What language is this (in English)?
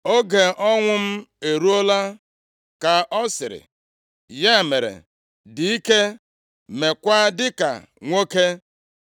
Igbo